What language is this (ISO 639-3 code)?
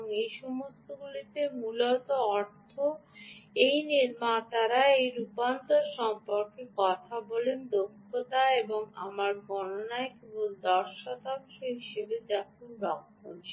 ben